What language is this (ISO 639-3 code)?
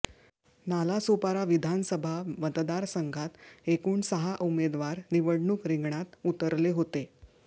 mar